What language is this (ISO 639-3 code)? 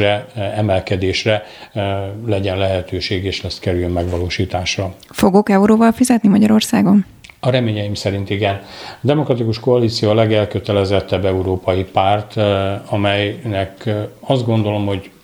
hun